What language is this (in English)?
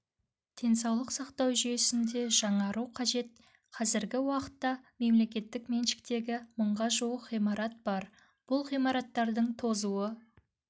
Kazakh